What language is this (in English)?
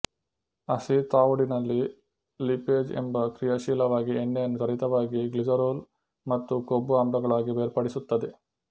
Kannada